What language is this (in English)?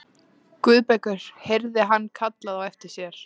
Icelandic